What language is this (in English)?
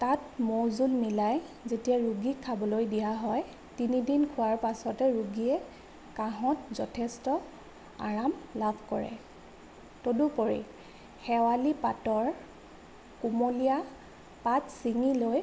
Assamese